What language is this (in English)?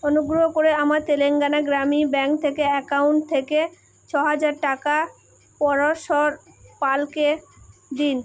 Bangla